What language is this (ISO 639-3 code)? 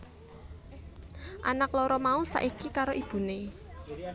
jav